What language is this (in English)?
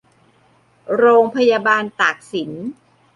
Thai